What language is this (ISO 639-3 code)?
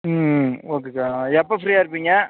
tam